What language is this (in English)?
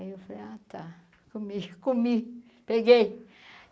Portuguese